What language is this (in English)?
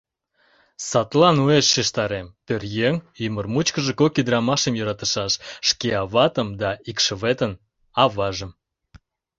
Mari